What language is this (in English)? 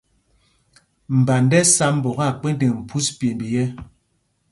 Mpumpong